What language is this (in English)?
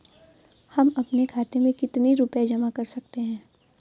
Hindi